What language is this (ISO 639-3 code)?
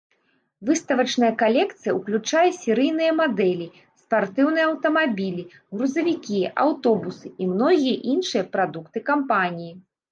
bel